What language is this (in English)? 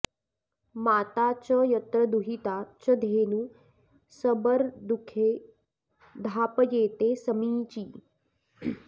Sanskrit